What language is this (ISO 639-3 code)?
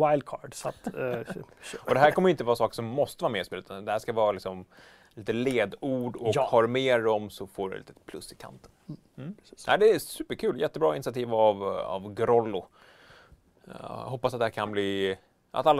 swe